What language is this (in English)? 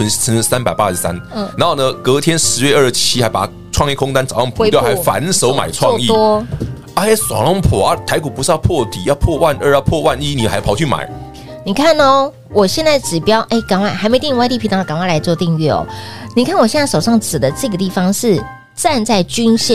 Chinese